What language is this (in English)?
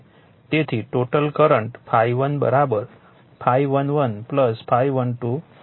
Gujarati